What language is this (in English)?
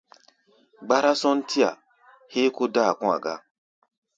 Gbaya